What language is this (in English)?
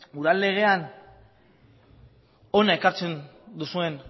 Basque